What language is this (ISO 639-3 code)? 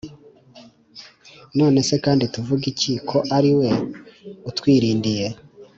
kin